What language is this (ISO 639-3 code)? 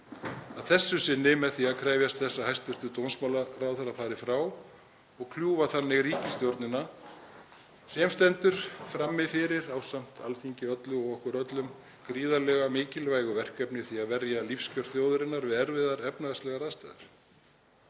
isl